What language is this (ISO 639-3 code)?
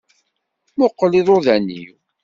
kab